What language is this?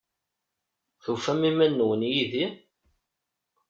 Kabyle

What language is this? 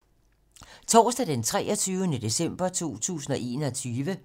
Danish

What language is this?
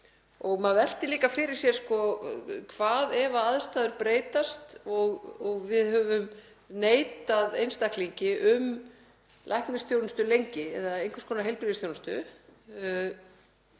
Icelandic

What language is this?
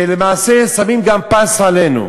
Hebrew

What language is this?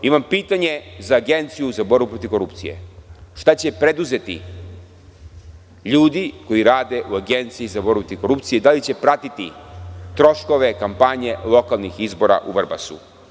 Serbian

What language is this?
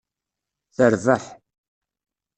Kabyle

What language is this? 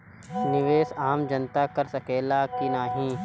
Bhojpuri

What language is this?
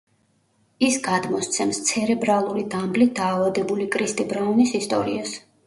Georgian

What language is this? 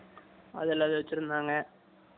Tamil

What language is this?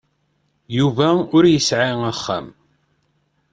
Kabyle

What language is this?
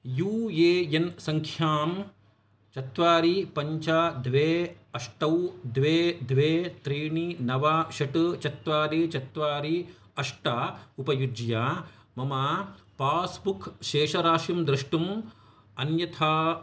Sanskrit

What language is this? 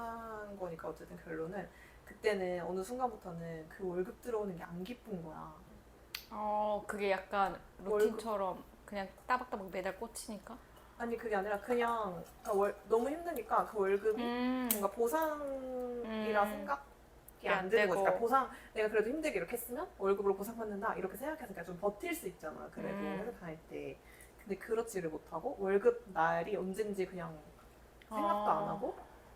Korean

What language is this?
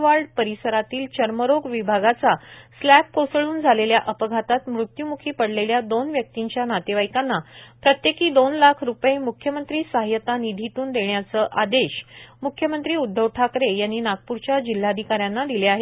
Marathi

